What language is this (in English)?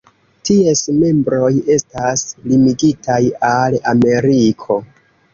Esperanto